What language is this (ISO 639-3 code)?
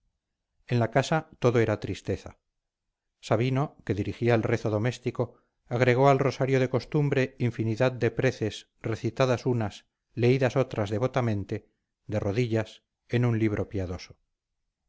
spa